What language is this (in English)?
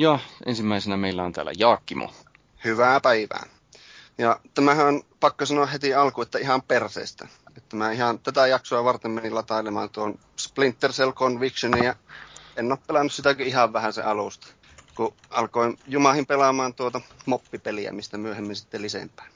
Finnish